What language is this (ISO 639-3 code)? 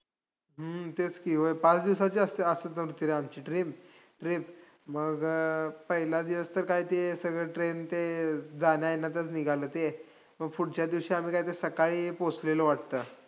mar